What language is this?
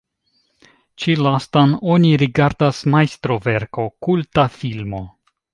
Esperanto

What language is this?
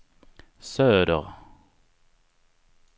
Swedish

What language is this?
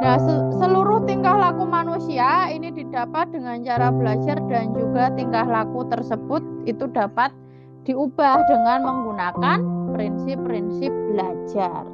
Indonesian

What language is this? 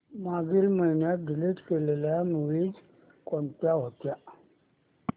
Marathi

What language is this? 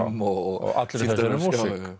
Icelandic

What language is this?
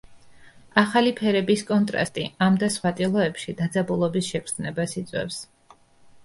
Georgian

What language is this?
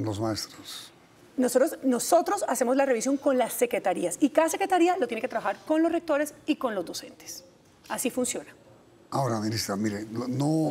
Spanish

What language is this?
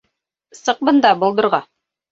Bashkir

